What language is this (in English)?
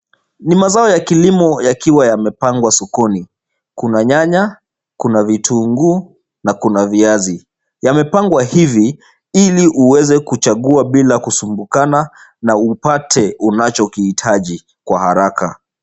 Swahili